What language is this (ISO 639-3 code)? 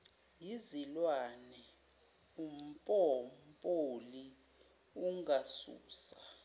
zul